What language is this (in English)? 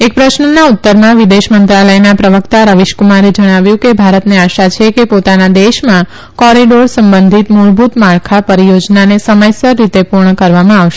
Gujarati